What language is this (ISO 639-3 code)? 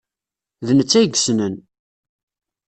kab